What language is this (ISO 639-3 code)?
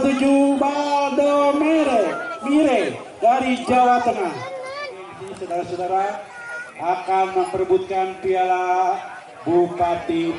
ind